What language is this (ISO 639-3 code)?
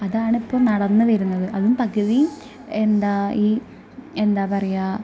mal